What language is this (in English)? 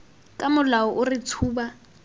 Tswana